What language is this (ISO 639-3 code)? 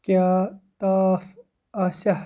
kas